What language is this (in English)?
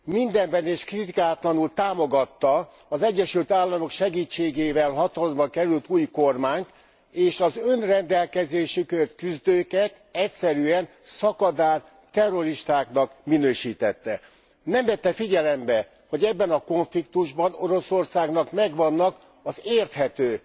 Hungarian